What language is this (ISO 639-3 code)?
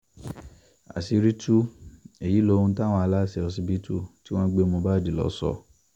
yor